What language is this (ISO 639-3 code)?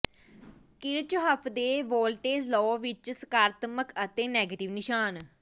pan